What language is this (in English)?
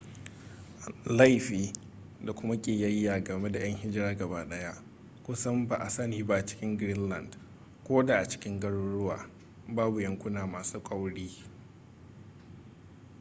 Hausa